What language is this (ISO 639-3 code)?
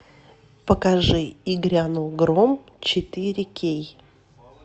rus